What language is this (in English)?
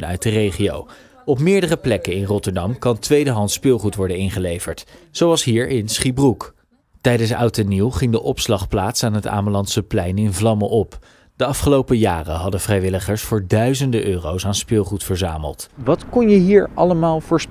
Dutch